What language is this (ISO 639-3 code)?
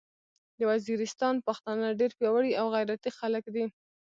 pus